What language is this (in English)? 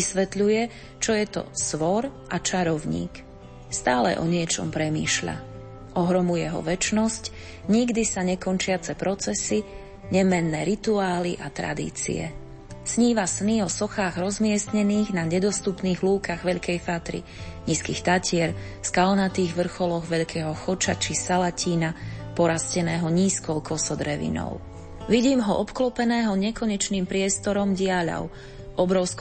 Slovak